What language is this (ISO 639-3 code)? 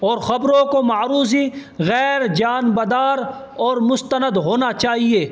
urd